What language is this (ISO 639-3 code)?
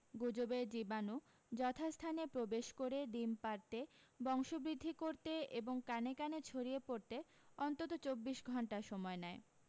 ben